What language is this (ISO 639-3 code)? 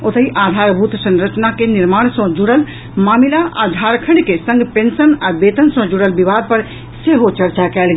mai